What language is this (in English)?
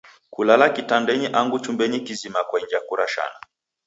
Taita